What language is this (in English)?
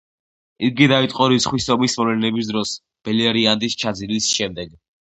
Georgian